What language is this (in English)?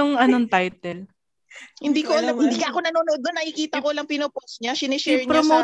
Filipino